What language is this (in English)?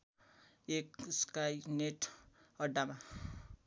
Nepali